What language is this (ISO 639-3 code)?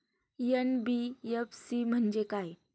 mar